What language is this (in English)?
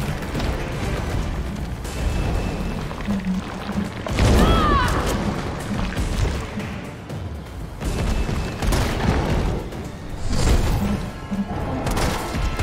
Polish